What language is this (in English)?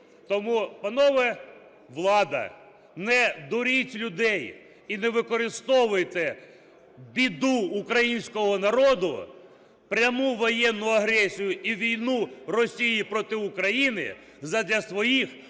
Ukrainian